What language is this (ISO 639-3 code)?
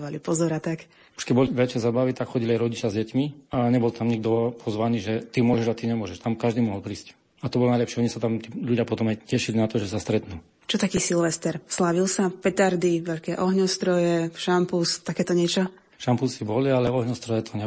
slk